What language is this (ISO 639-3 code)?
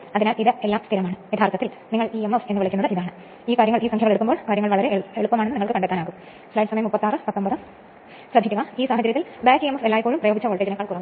mal